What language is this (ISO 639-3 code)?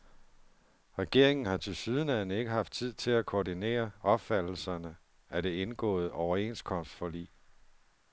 dan